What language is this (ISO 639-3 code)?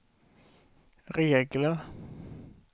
swe